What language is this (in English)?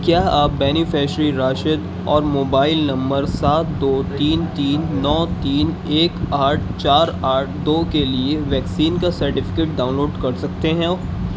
Urdu